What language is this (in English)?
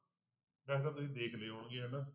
Punjabi